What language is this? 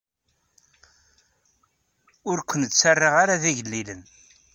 Kabyle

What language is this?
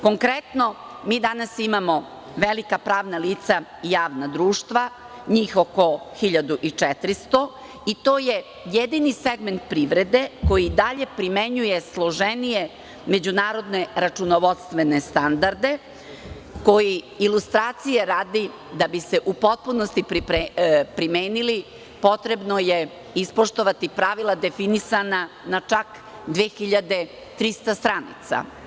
Serbian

